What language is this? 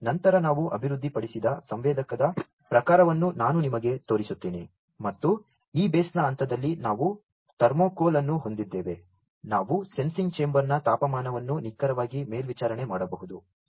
Kannada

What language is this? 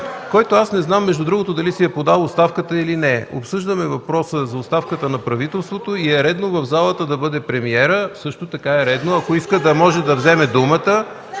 Bulgarian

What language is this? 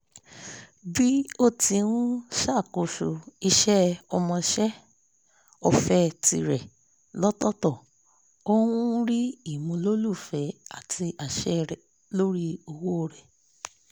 Yoruba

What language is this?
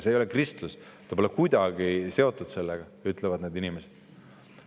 Estonian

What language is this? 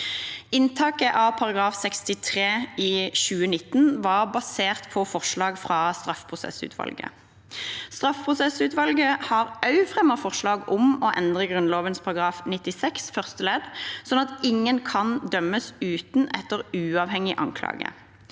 Norwegian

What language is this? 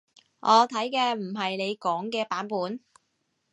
Cantonese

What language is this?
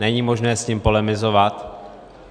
Czech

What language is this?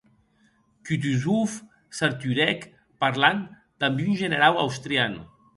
Occitan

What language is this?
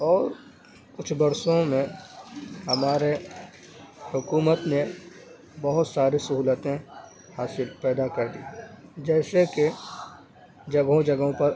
Urdu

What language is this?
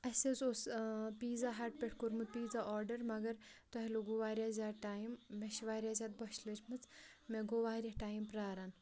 Kashmiri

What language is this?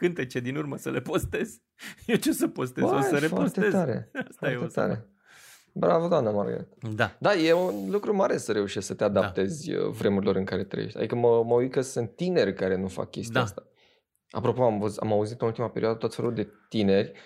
Romanian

